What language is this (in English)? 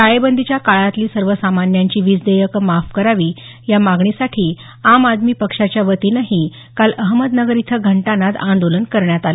Marathi